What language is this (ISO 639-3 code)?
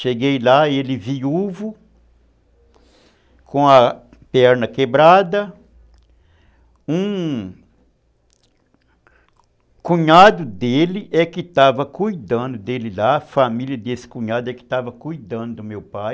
por